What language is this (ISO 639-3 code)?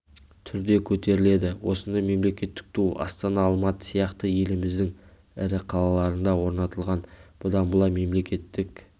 kaz